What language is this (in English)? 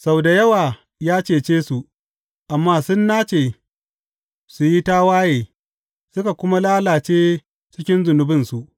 Hausa